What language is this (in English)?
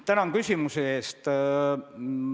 Estonian